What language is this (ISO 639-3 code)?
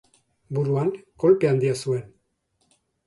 eus